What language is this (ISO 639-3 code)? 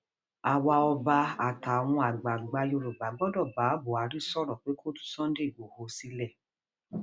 yor